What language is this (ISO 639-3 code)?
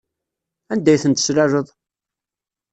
kab